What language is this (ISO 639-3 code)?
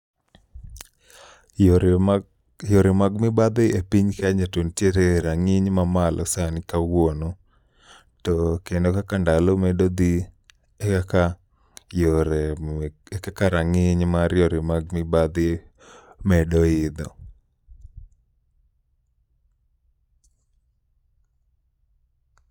luo